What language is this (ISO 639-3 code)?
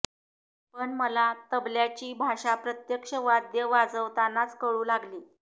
mar